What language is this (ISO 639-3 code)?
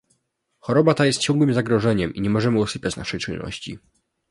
pol